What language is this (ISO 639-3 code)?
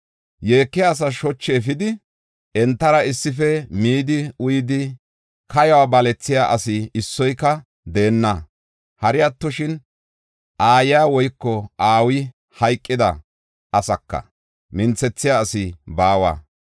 gof